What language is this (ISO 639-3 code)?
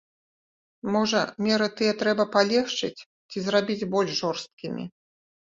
bel